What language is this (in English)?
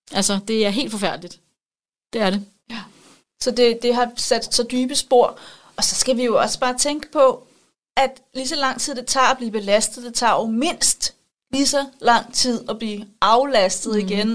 Danish